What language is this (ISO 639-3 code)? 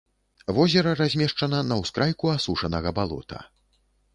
bel